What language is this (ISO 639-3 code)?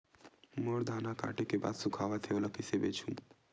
hne